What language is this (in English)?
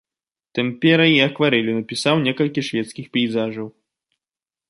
Belarusian